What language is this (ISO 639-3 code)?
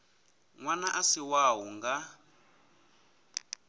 ven